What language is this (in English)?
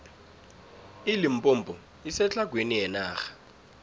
South Ndebele